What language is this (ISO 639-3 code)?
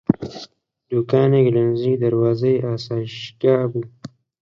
ckb